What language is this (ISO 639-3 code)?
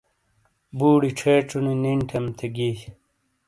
scl